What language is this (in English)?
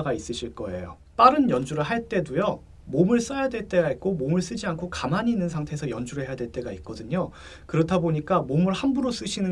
Korean